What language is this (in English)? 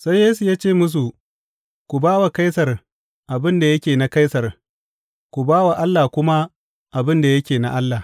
Hausa